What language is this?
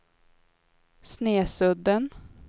Swedish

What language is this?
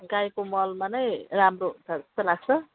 Nepali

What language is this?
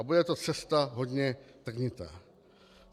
Czech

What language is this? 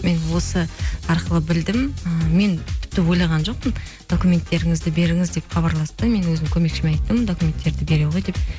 Kazakh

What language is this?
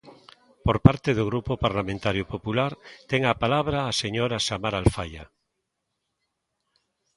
Galician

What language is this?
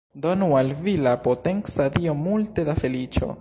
Esperanto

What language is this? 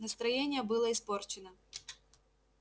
Russian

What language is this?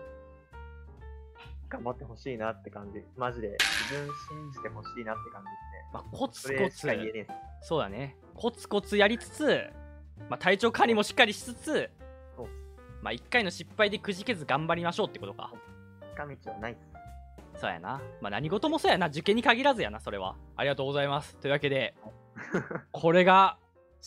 Japanese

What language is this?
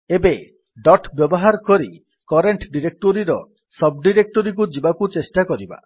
Odia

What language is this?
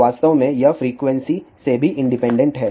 Hindi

